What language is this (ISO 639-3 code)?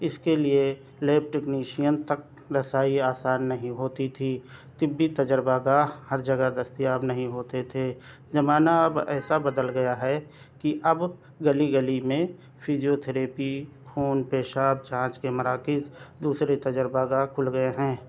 urd